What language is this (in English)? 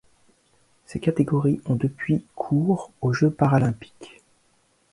French